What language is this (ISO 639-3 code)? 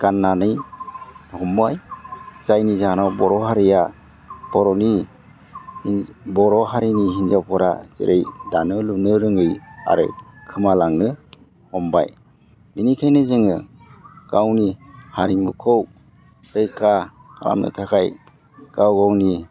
brx